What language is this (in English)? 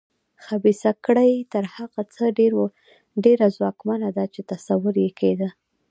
Pashto